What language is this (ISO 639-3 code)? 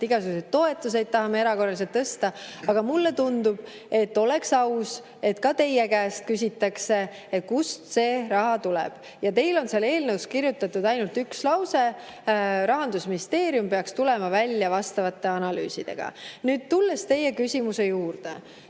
est